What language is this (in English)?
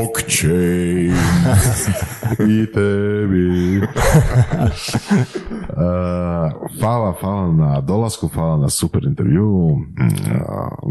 Croatian